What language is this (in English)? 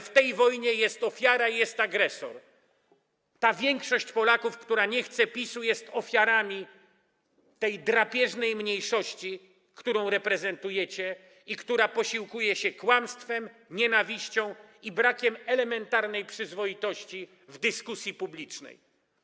Polish